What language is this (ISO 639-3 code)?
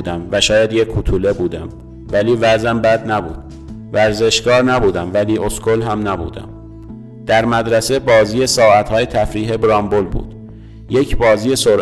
fas